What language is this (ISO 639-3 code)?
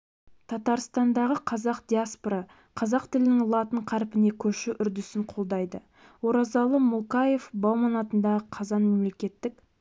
kaz